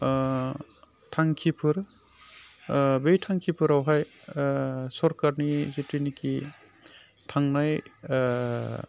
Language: Bodo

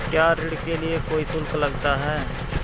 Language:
Hindi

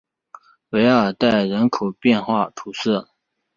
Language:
Chinese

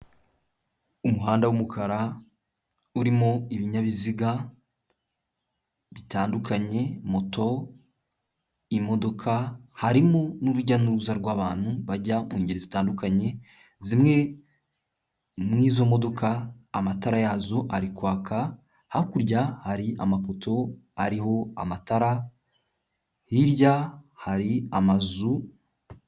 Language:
Kinyarwanda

